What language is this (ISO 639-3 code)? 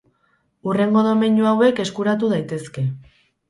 eus